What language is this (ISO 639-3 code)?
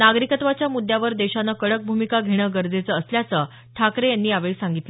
mar